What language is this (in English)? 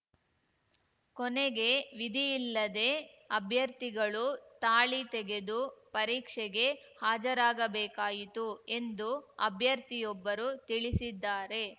Kannada